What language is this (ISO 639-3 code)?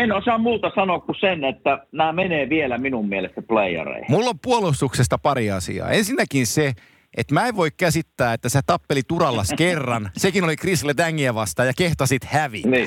fin